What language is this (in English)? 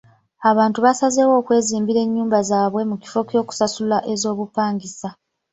Ganda